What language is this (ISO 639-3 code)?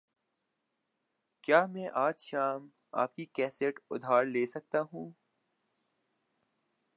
urd